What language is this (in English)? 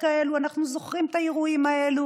Hebrew